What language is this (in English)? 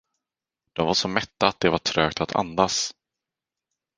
Swedish